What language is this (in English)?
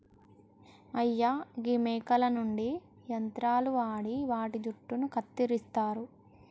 Telugu